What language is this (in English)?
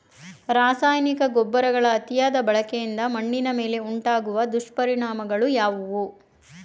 Kannada